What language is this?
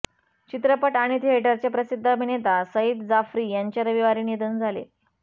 Marathi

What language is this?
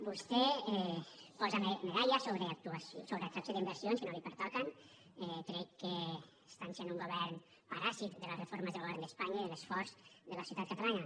Catalan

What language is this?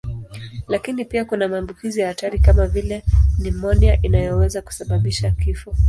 Swahili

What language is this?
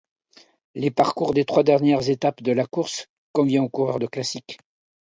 French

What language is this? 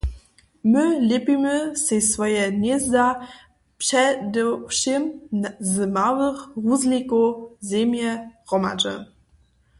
Upper Sorbian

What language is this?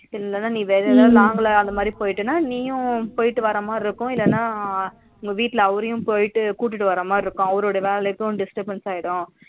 Tamil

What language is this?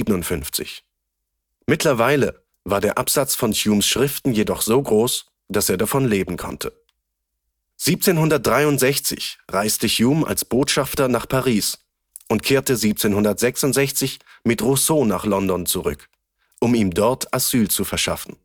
German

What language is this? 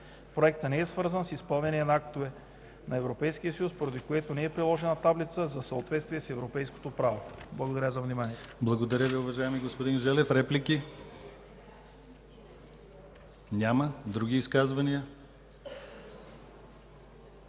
Bulgarian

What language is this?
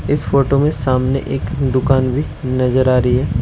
Hindi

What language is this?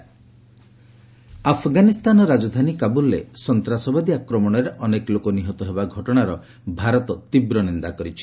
Odia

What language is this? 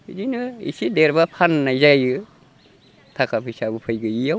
Bodo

